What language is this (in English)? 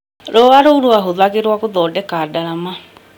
Kikuyu